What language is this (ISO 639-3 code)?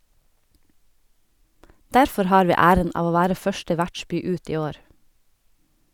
nor